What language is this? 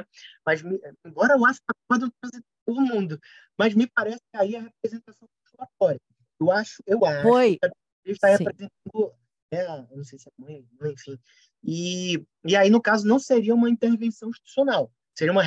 Portuguese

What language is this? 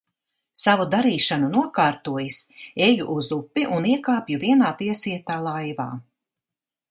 Latvian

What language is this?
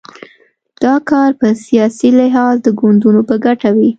Pashto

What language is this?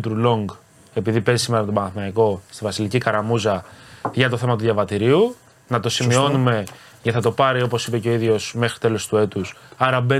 Greek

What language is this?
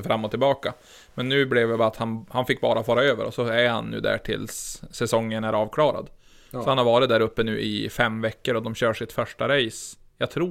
Swedish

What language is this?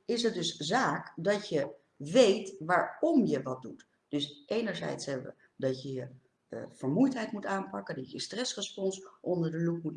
Dutch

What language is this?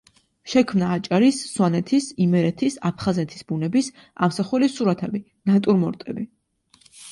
Georgian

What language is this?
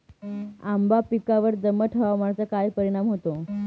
Marathi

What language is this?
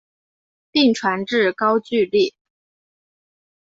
Chinese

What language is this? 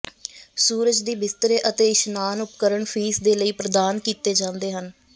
Punjabi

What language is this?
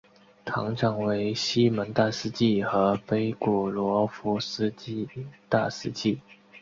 Chinese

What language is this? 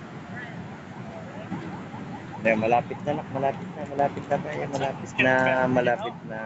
Filipino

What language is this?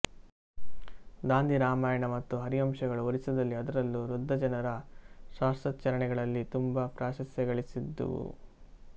Kannada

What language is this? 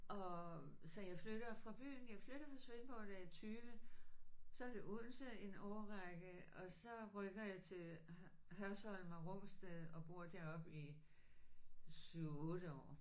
Danish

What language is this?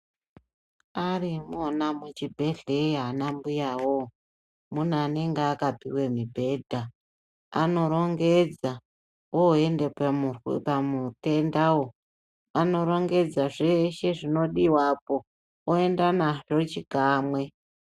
Ndau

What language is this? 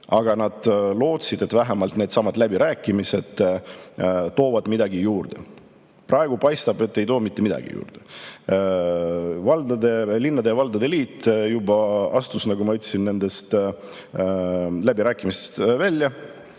Estonian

